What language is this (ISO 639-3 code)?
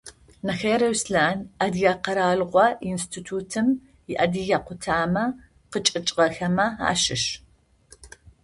ady